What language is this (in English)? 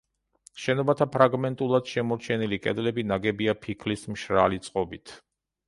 Georgian